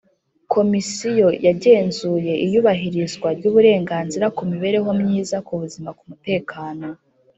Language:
Kinyarwanda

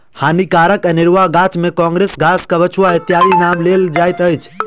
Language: Maithili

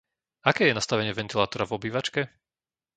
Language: Slovak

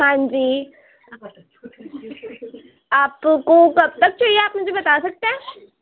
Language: Urdu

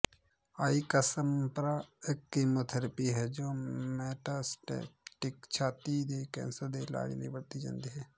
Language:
Punjabi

